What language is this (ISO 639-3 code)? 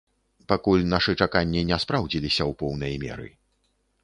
bel